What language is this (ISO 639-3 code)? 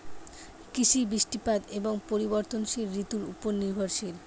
ben